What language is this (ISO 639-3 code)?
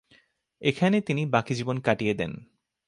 ben